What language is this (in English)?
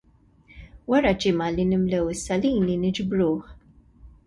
Maltese